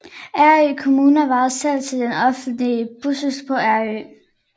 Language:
Danish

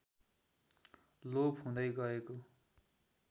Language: Nepali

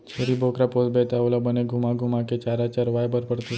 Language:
Chhattisgarhi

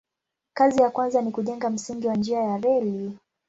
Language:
Swahili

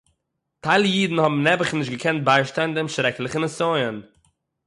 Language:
Yiddish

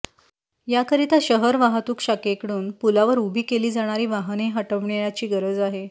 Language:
Marathi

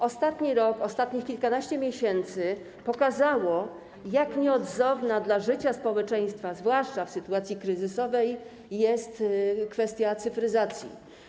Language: Polish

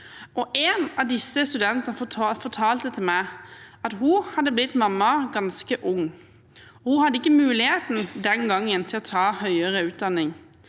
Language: Norwegian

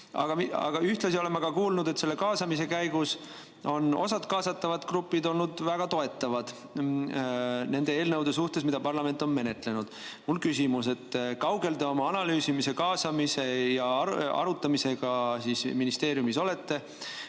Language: Estonian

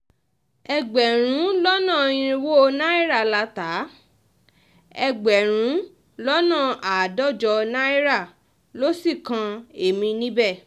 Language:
Yoruba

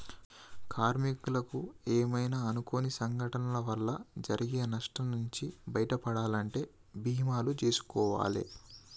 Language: Telugu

